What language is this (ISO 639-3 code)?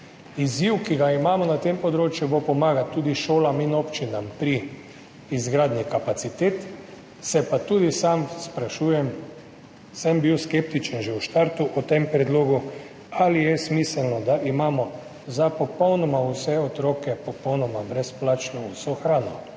slv